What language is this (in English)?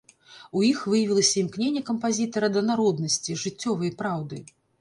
Belarusian